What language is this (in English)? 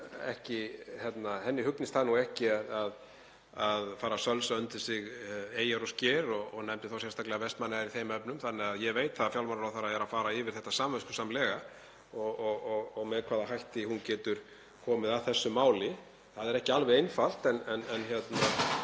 Icelandic